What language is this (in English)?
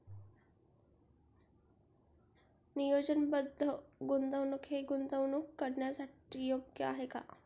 Marathi